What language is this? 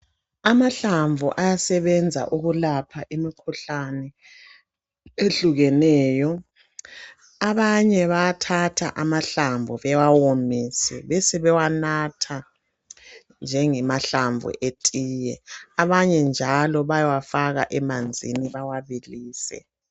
North Ndebele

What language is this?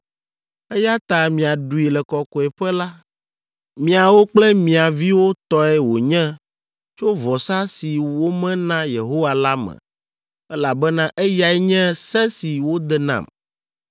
Ewe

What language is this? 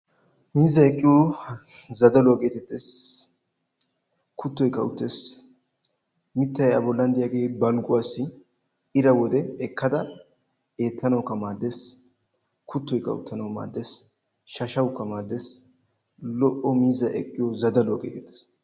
Wolaytta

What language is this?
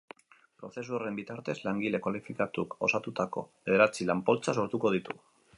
Basque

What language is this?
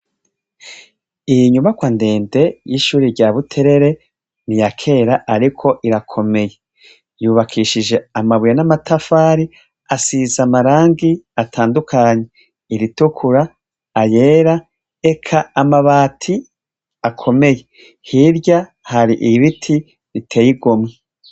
Rundi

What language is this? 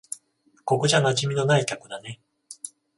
Japanese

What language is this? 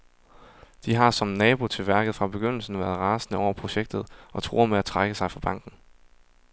Danish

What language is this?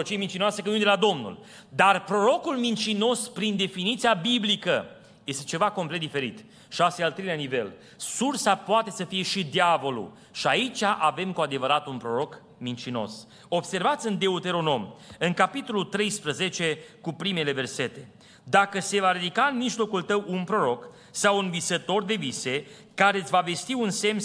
Romanian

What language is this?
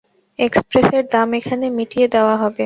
Bangla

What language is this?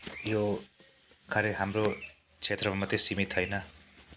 Nepali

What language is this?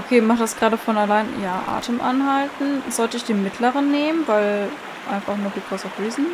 German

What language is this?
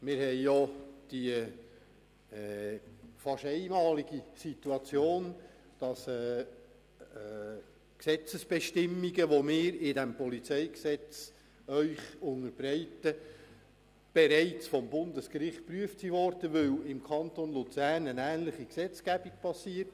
Swiss German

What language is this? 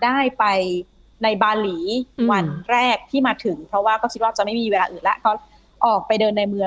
Thai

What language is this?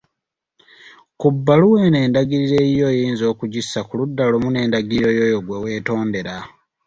Ganda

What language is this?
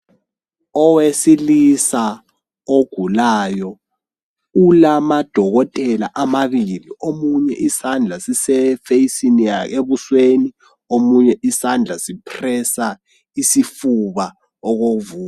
North Ndebele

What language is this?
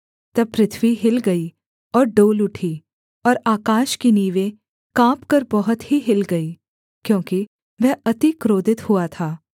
Hindi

